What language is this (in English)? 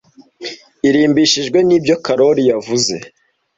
Kinyarwanda